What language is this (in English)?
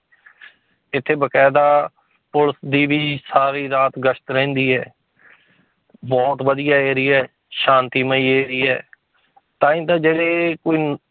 Punjabi